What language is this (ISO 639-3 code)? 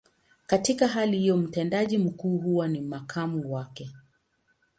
swa